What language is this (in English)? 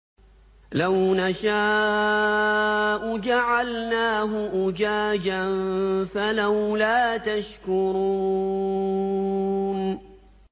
Arabic